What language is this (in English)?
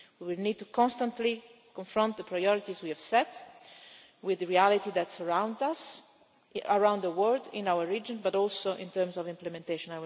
English